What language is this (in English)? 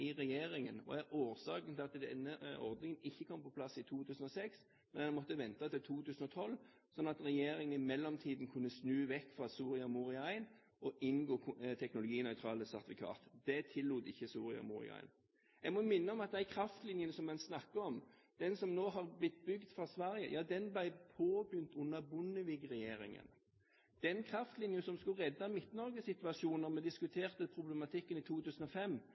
Norwegian Bokmål